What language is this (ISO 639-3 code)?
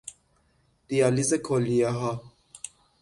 fas